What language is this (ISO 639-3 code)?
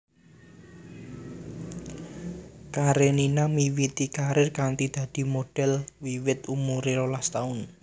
jav